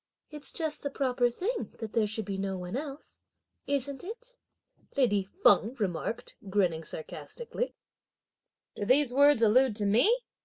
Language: English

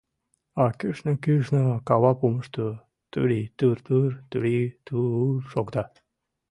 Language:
Mari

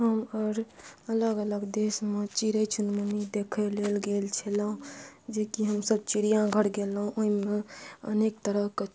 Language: Maithili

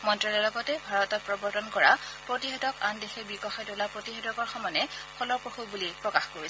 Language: Assamese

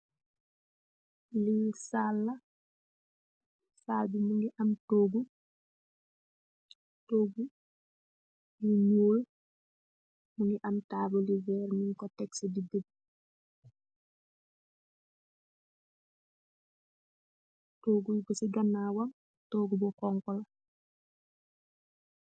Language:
Wolof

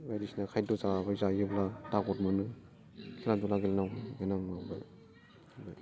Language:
Bodo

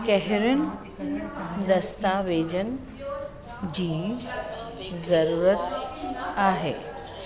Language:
Sindhi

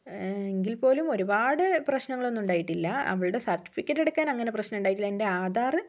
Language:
Malayalam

